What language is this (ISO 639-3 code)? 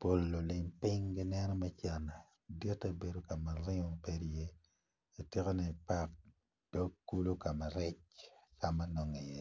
ach